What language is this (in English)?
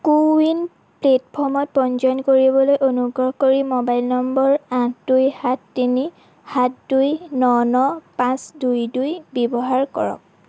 Assamese